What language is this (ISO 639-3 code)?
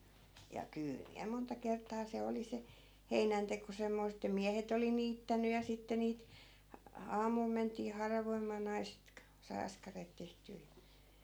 fin